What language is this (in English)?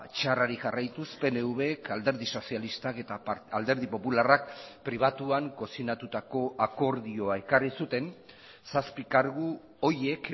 Basque